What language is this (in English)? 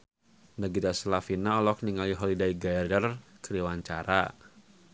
Sundanese